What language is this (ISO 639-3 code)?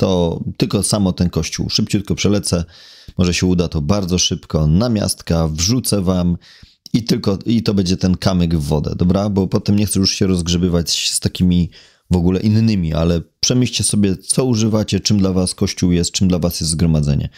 pol